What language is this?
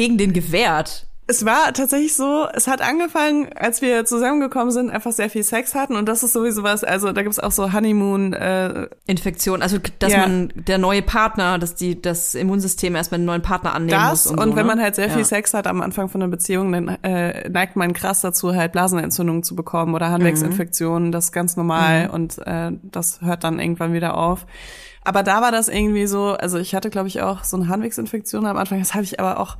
German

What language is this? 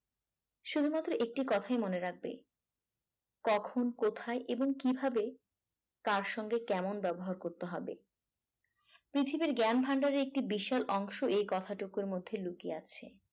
Bangla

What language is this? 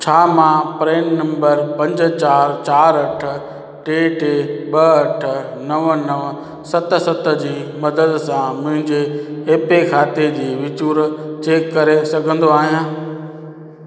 Sindhi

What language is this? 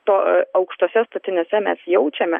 Lithuanian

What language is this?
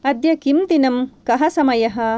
Sanskrit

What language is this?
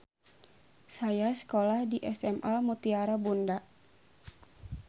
Sundanese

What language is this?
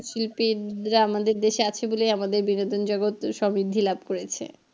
Bangla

